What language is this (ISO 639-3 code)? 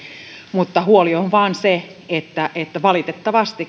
fin